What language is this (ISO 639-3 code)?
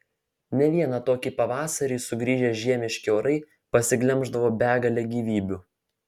lit